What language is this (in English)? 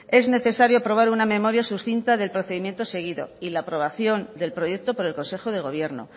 Spanish